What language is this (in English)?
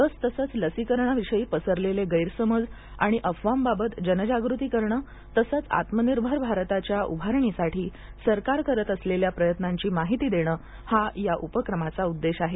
Marathi